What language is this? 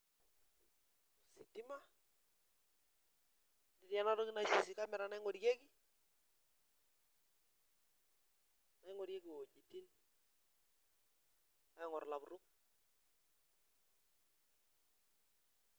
Masai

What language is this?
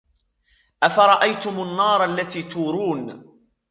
Arabic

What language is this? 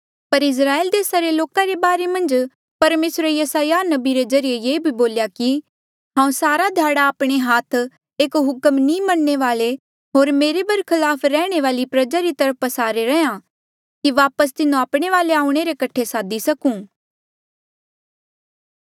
Mandeali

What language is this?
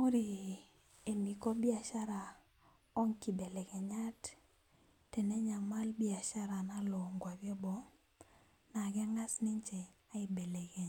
Masai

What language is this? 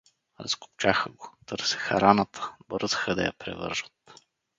Bulgarian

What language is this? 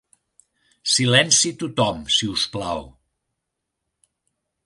Catalan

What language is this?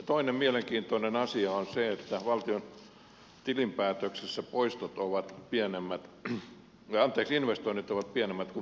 Finnish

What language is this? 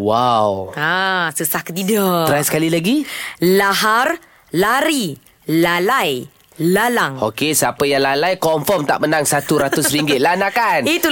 Malay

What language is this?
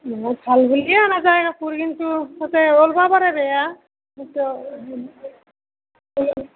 Assamese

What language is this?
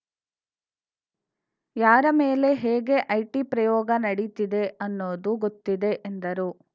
Kannada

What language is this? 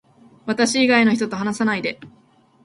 Japanese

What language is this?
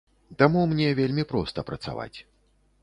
Belarusian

